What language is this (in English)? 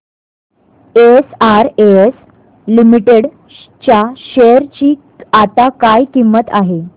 Marathi